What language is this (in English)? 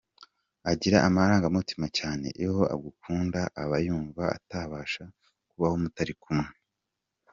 Kinyarwanda